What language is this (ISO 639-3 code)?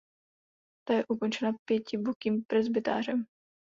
ces